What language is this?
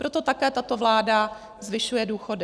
Czech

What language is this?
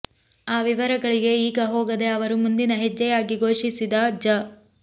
Kannada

